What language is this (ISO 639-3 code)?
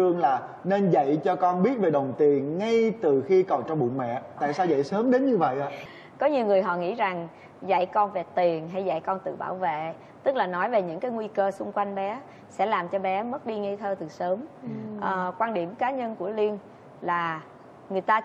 vie